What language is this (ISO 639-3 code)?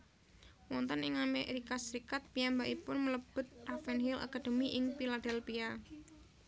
jav